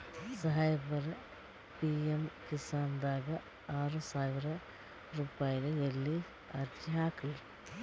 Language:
Kannada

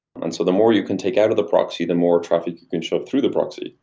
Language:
English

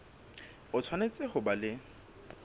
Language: Southern Sotho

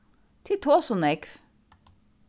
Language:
Faroese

